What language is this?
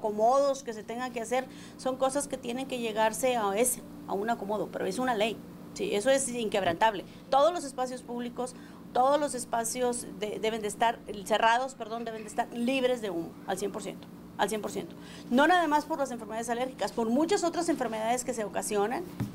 Spanish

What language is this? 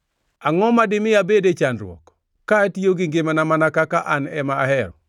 Luo (Kenya and Tanzania)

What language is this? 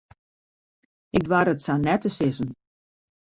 Western Frisian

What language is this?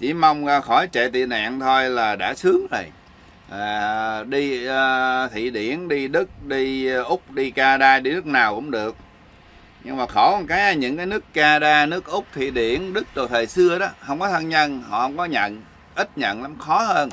Vietnamese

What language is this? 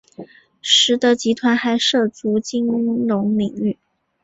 Chinese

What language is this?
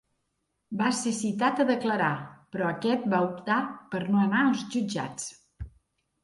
Catalan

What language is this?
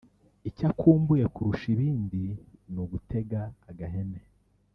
Kinyarwanda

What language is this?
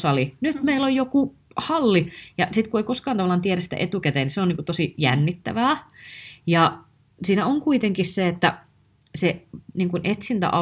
Finnish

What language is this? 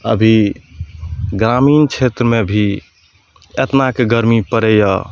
Maithili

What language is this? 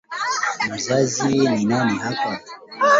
Swahili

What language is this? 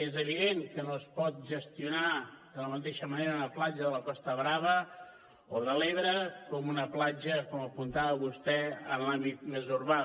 Catalan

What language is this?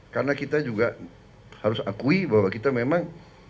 Indonesian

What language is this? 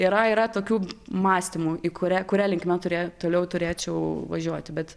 Lithuanian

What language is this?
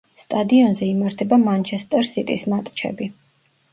Georgian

